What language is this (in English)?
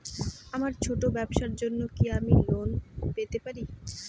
Bangla